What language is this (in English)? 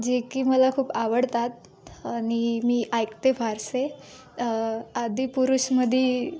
Marathi